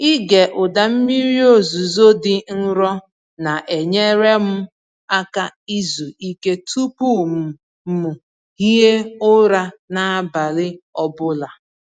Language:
Igbo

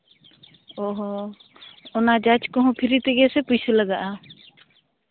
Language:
Santali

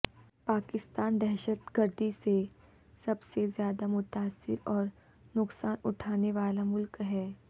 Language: Urdu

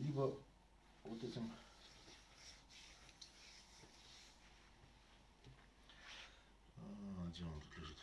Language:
Russian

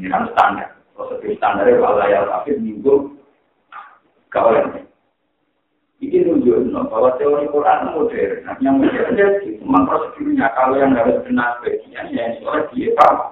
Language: Indonesian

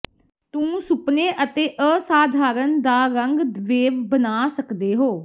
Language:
Punjabi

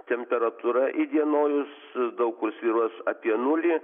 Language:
Lithuanian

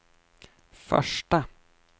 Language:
Swedish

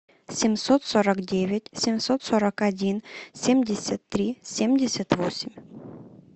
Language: Russian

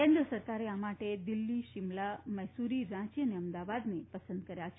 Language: Gujarati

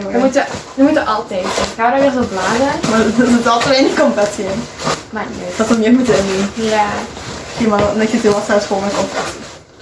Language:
Dutch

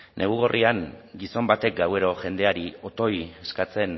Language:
Basque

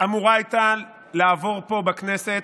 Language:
Hebrew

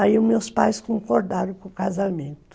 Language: Portuguese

